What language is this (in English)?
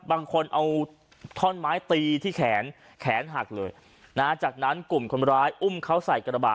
Thai